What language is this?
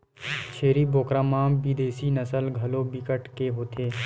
Chhattisgarhi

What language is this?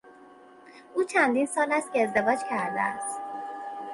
Persian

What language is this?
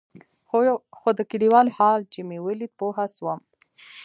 Pashto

